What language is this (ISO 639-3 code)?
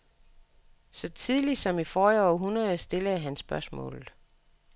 dan